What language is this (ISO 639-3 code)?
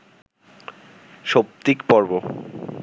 ben